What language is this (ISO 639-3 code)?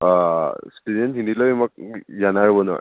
mni